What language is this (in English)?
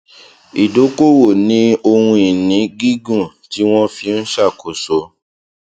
Yoruba